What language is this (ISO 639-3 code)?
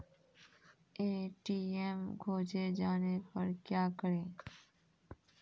mai